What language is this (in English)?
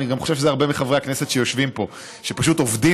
Hebrew